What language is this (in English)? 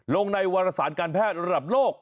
Thai